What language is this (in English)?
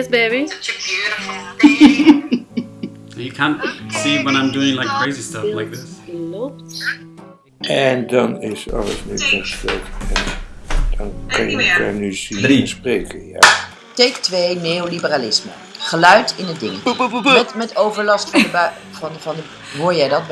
Dutch